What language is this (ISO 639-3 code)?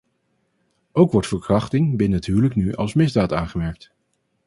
nld